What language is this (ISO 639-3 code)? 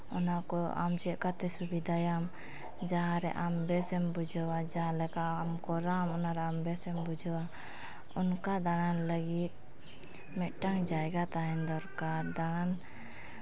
sat